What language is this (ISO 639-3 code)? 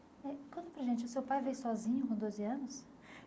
por